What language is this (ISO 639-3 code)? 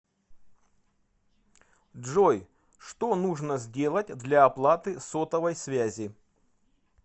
rus